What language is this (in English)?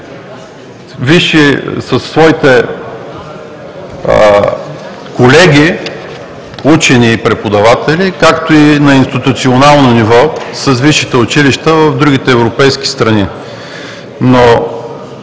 Bulgarian